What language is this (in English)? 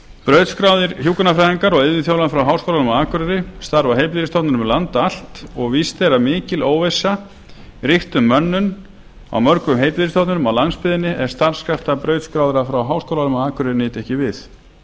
Icelandic